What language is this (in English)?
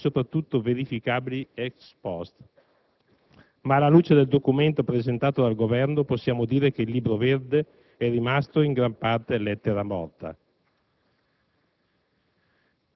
Italian